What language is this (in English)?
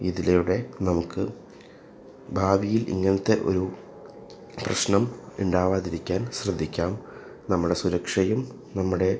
Malayalam